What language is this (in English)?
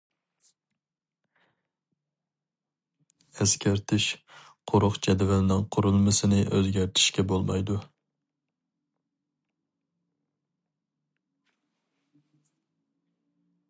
Uyghur